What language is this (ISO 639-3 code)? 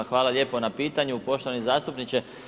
hrv